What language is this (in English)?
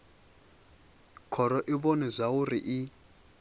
Venda